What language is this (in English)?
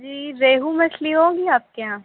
Urdu